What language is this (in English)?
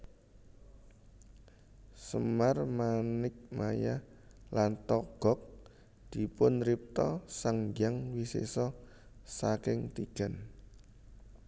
Javanese